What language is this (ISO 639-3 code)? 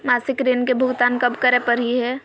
mag